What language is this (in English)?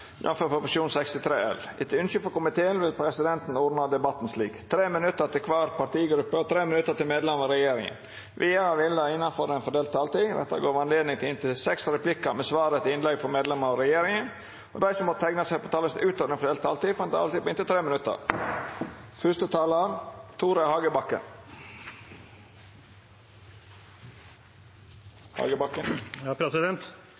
Norwegian Nynorsk